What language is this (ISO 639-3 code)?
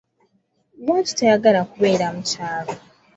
lug